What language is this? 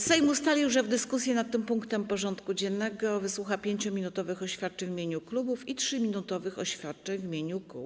Polish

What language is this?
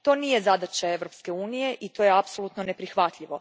Croatian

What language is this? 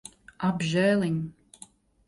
Latvian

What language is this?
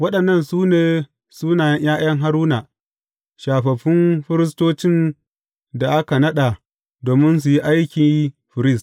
Hausa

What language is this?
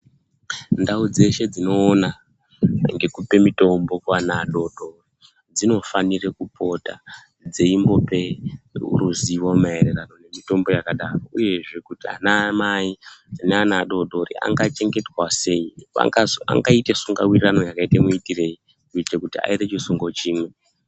Ndau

